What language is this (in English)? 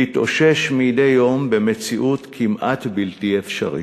Hebrew